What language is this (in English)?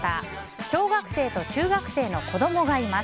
Japanese